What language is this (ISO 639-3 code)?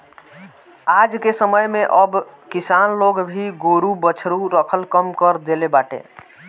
bho